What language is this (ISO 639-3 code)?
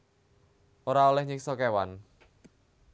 jav